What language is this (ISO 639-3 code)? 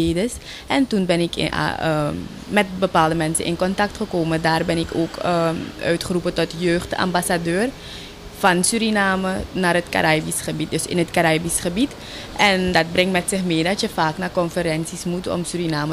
nld